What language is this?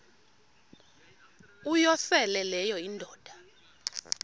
Xhosa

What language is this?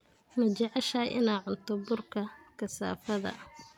Somali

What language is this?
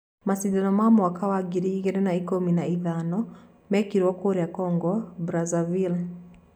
Kikuyu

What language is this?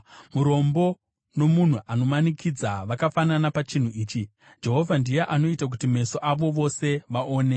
Shona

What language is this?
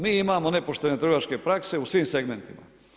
Croatian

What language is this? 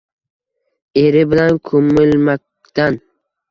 Uzbek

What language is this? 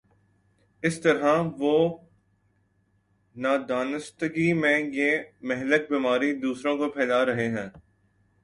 Urdu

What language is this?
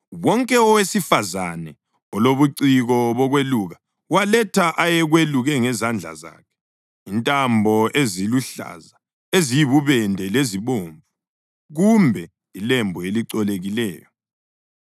North Ndebele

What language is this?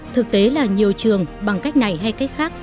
Vietnamese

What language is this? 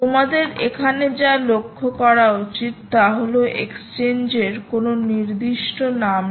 Bangla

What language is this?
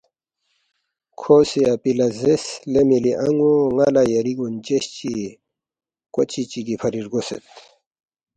Balti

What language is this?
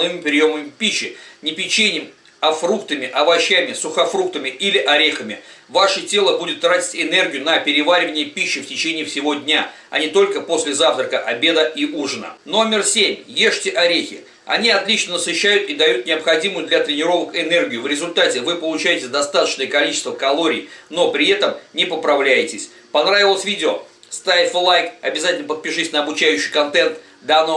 Russian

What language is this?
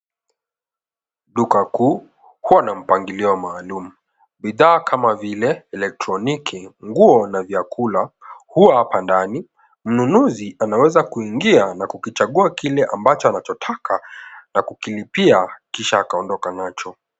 Swahili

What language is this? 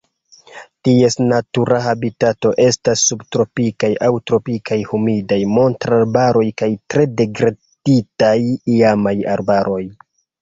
Esperanto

